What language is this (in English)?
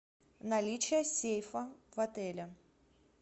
Russian